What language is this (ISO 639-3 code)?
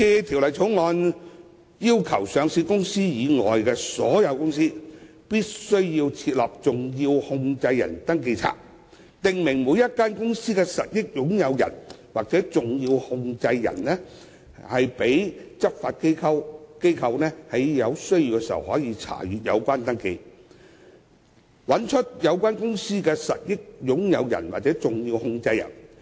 yue